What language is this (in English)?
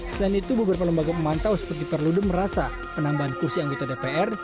Indonesian